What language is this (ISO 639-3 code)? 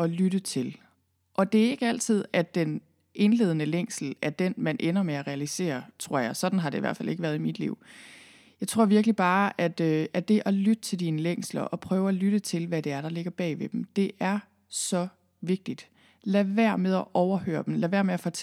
dan